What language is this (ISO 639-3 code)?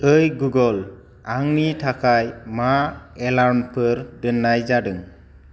brx